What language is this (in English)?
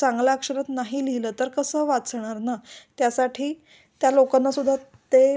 Marathi